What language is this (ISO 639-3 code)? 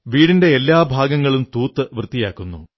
mal